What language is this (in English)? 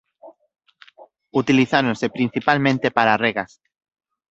Galician